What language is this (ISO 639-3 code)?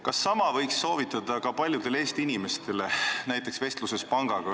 est